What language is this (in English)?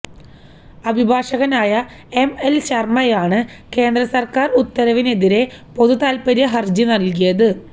Malayalam